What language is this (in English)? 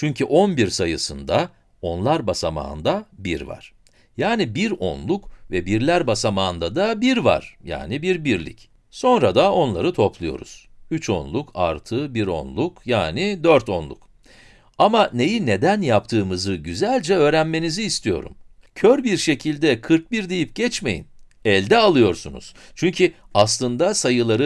Turkish